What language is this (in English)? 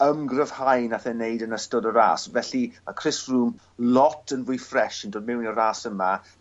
Welsh